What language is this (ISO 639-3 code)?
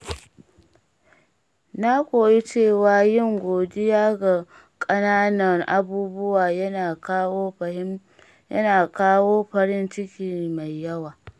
hau